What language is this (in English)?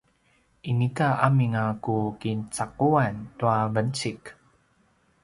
Paiwan